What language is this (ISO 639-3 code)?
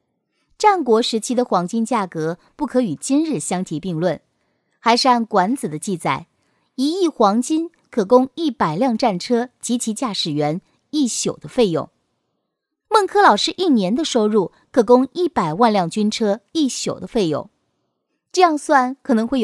zho